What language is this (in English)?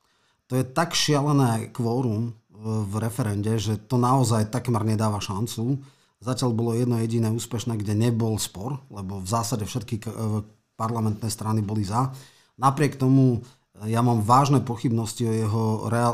Slovak